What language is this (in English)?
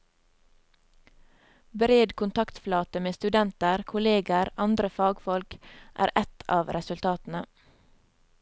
Norwegian